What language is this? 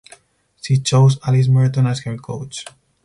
English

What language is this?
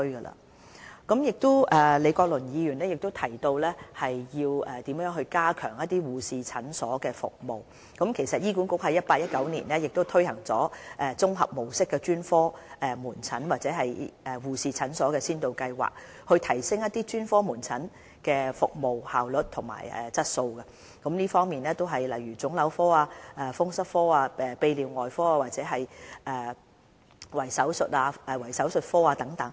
Cantonese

